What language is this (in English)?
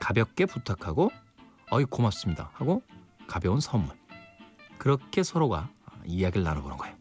Korean